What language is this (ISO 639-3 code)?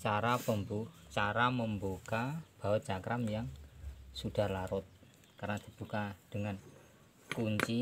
ind